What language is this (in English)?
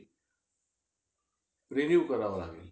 Marathi